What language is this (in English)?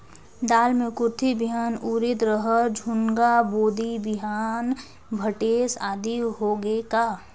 Chhattisgarhi